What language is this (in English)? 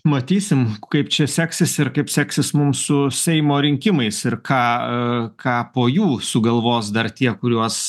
Lithuanian